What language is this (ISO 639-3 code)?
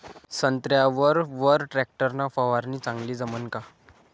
mar